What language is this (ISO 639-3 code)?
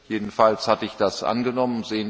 deu